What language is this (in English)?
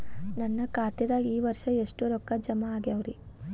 Kannada